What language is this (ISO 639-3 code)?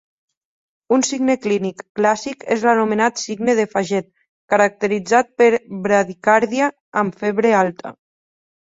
cat